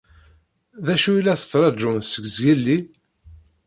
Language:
Kabyle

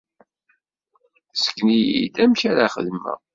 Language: Kabyle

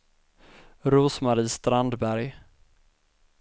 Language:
Swedish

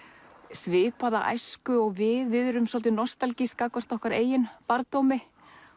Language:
Icelandic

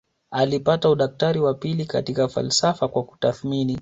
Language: Swahili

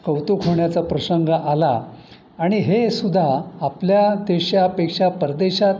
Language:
Marathi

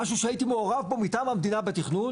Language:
Hebrew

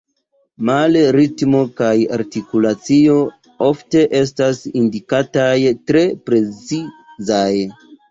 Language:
Esperanto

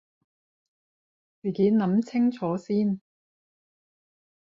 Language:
Cantonese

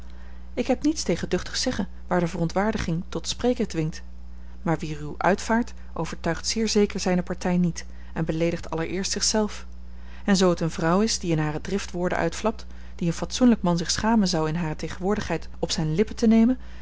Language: Dutch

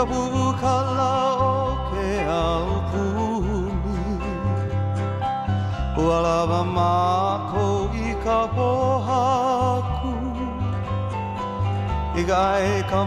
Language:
German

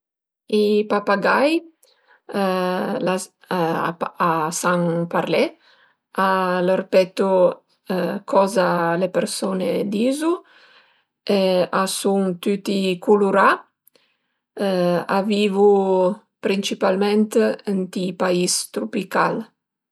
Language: Piedmontese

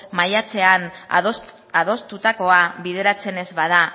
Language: Basque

